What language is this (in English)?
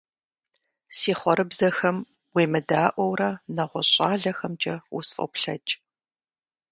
Kabardian